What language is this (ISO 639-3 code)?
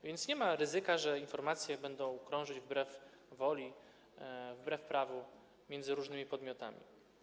pol